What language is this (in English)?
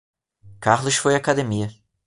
Portuguese